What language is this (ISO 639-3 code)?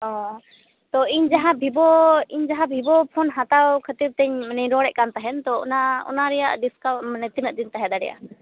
sat